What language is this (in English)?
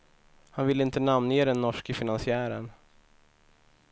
Swedish